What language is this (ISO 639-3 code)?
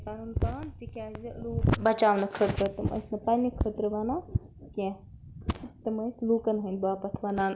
kas